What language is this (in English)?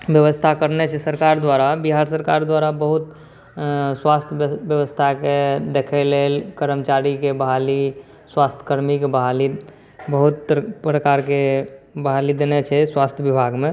Maithili